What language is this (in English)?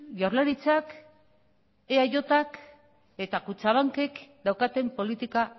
Basque